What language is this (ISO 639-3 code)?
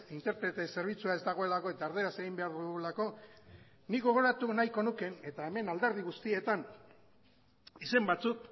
eus